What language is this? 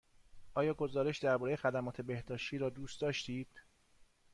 Persian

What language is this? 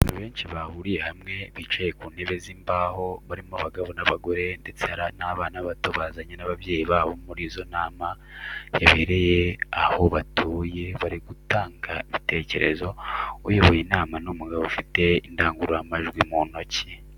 Kinyarwanda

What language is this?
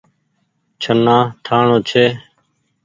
Goaria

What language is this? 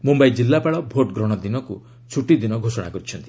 Odia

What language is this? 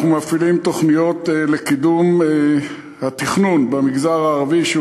Hebrew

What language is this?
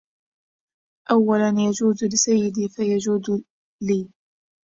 Arabic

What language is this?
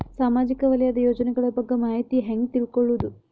Kannada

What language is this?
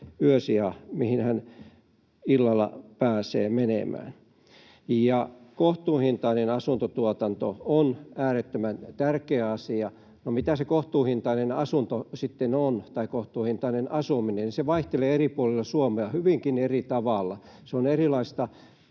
Finnish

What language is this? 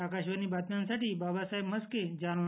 Marathi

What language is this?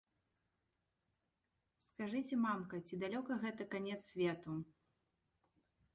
Belarusian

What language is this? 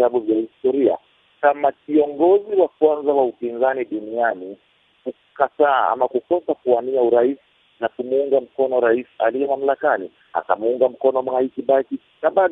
Swahili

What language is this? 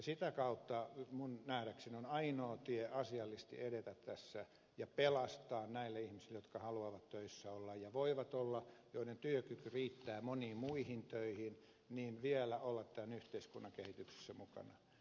Finnish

